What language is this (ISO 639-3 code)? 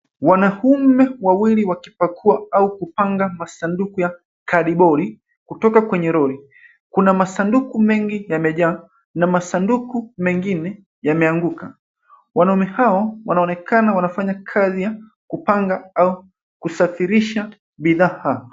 swa